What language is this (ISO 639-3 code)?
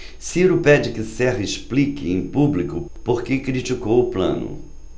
por